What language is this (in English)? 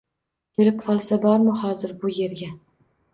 Uzbek